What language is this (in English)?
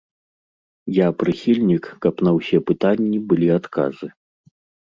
Belarusian